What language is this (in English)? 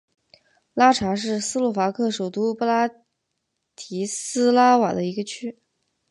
Chinese